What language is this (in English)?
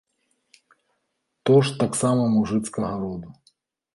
Belarusian